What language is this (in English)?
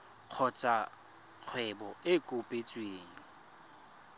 Tswana